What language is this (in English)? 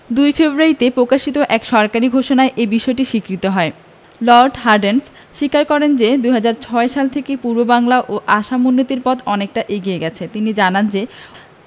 Bangla